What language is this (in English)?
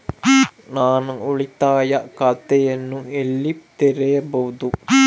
Kannada